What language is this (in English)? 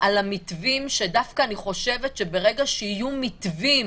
Hebrew